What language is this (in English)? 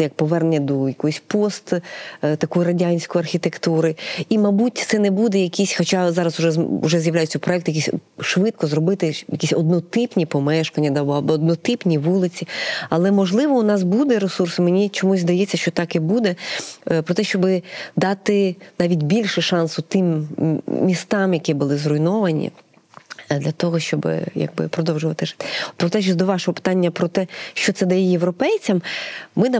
Ukrainian